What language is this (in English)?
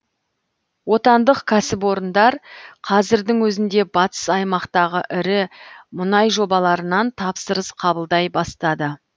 Kazakh